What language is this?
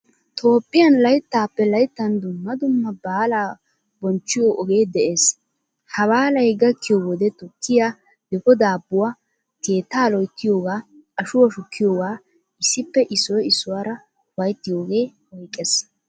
Wolaytta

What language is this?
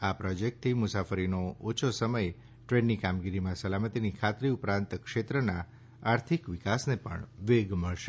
Gujarati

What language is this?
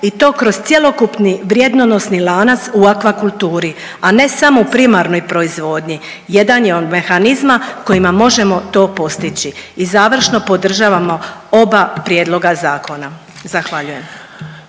Croatian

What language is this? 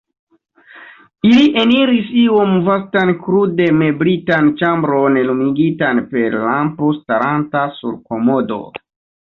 Esperanto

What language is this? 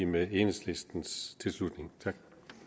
Danish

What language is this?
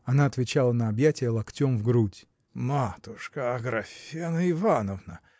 Russian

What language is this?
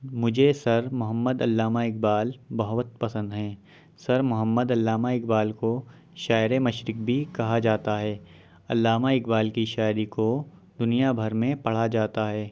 Urdu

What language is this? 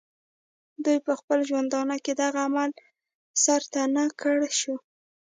Pashto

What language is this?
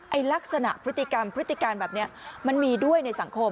Thai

